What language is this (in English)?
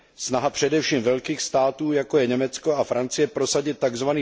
Czech